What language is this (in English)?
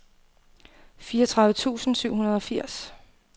Danish